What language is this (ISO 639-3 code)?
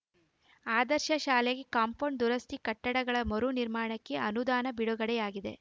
kan